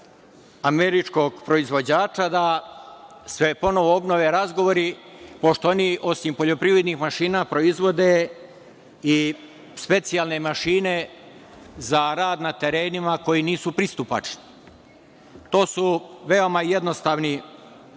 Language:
Serbian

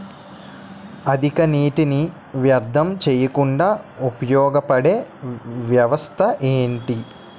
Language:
Telugu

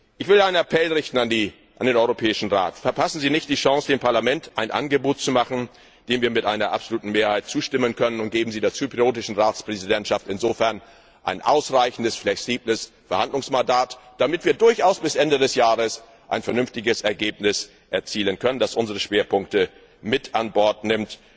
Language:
German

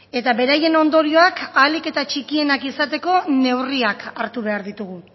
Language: Basque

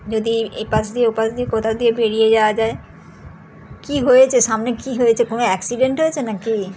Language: Bangla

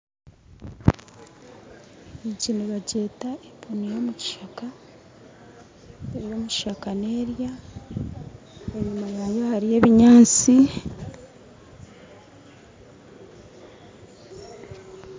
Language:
Nyankole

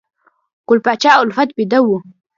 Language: Pashto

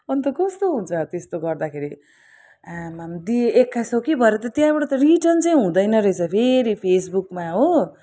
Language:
Nepali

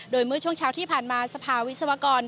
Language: Thai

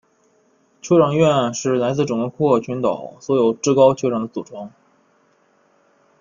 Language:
Chinese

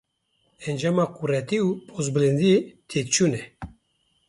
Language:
Kurdish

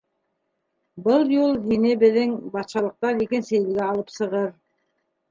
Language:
Bashkir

